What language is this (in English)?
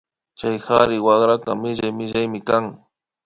Imbabura Highland Quichua